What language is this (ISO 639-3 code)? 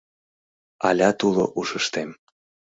chm